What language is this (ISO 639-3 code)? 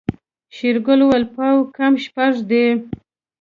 pus